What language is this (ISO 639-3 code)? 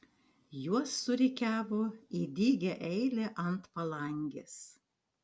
lit